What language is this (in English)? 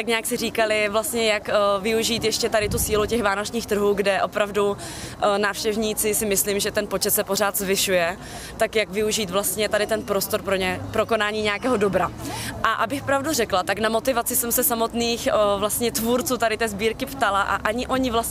Czech